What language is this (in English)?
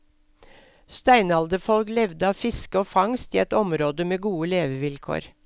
Norwegian